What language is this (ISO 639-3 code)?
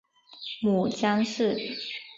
zho